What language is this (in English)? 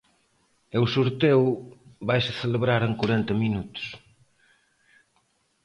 Galician